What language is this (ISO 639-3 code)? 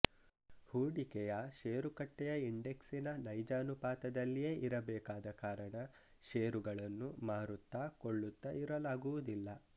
kan